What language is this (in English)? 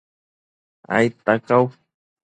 Matsés